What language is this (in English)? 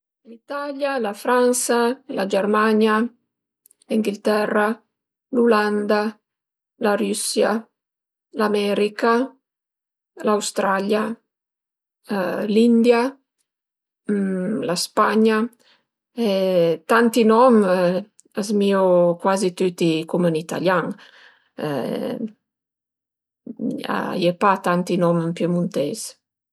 Piedmontese